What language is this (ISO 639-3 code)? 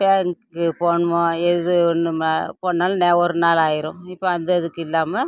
tam